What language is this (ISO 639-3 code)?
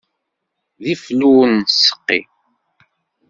kab